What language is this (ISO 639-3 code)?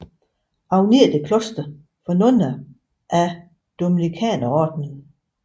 dan